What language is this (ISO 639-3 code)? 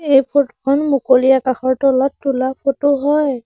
asm